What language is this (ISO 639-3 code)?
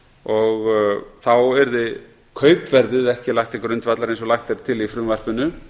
isl